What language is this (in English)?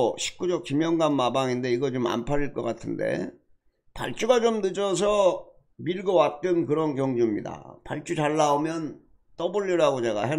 Korean